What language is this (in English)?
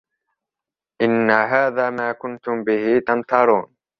Arabic